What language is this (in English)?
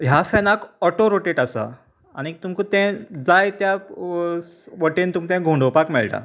Konkani